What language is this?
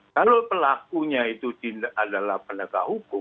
Indonesian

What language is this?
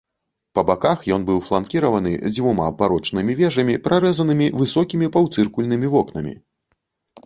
Belarusian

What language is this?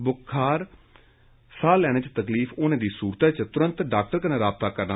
Dogri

